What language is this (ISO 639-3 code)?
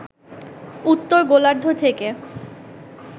ben